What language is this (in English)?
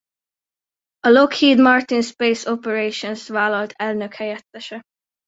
Hungarian